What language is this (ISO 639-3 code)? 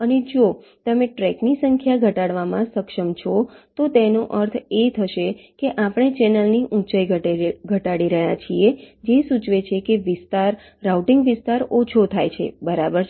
guj